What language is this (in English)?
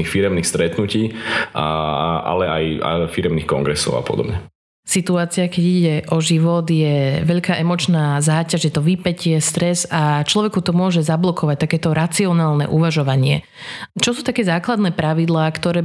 Slovak